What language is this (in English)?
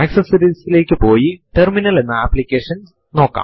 Malayalam